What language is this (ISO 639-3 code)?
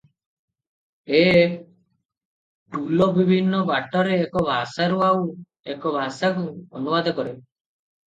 ori